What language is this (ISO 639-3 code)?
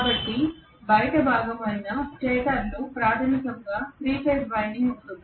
tel